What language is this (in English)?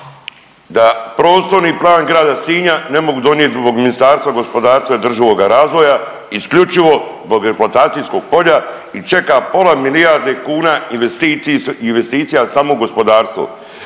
Croatian